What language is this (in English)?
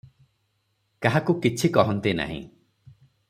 Odia